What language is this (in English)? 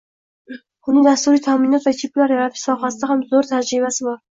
Uzbek